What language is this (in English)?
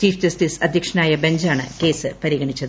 Malayalam